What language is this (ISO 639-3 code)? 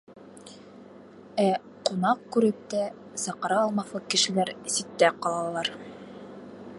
bak